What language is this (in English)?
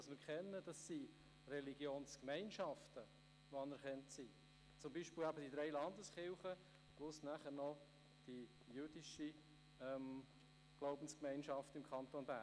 Swiss German